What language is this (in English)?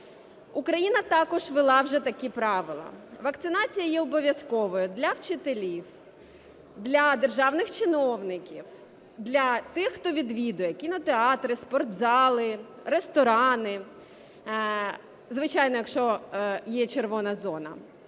Ukrainian